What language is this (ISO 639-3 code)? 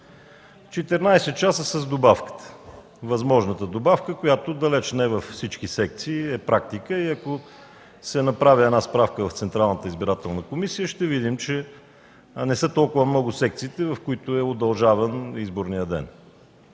bul